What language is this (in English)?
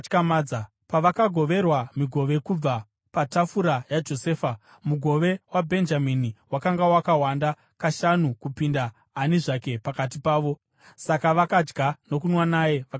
Shona